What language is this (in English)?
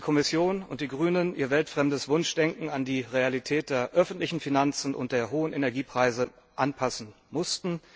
German